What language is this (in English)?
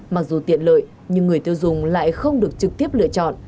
Vietnamese